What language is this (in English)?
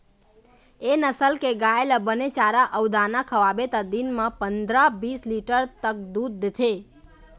Chhattisgarhi